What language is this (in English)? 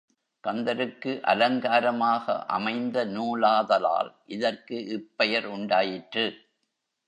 Tamil